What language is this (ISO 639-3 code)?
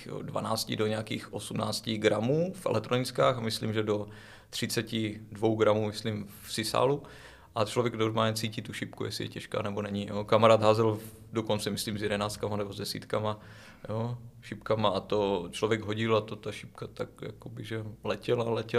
ces